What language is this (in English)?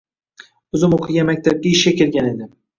Uzbek